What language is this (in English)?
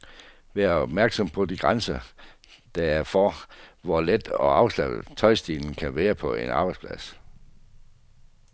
Danish